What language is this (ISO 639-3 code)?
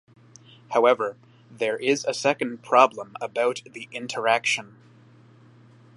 eng